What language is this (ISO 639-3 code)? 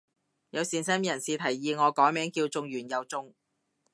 yue